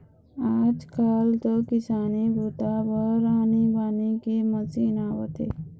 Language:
Chhattisgarhi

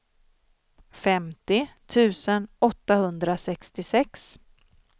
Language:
Swedish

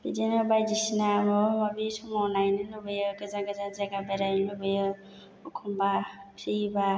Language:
Bodo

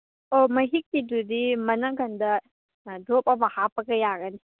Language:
Manipuri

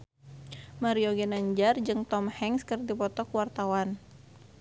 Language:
Sundanese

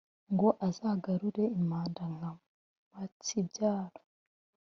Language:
Kinyarwanda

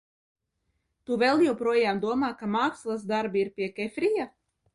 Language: Latvian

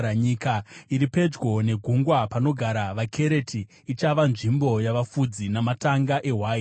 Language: Shona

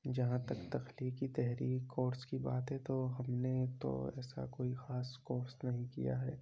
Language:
Urdu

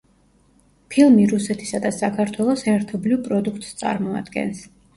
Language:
Georgian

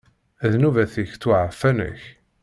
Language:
Kabyle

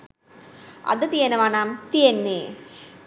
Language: Sinhala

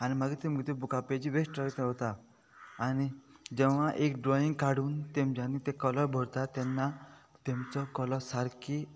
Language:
Konkani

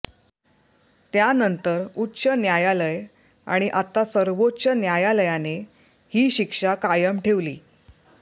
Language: Marathi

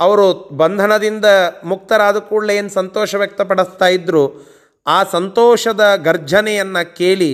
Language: Kannada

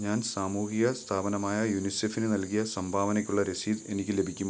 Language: Malayalam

